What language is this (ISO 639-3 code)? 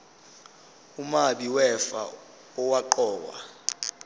zul